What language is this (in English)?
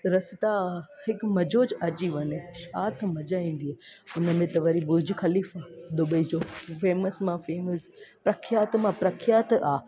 Sindhi